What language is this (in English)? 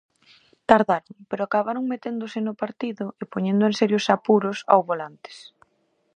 Galician